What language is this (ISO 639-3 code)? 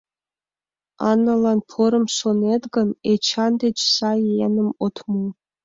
chm